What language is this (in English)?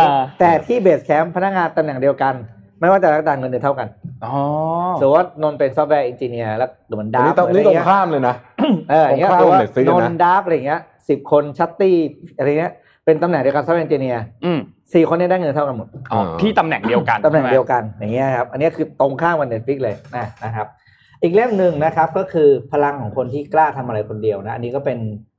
Thai